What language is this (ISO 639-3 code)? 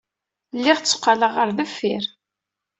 kab